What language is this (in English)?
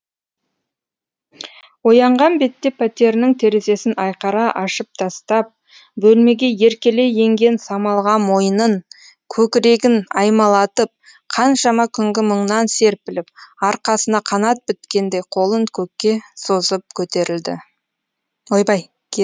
Kazakh